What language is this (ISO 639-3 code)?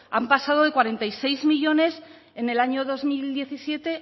spa